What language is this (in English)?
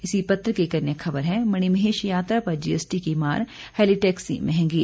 Hindi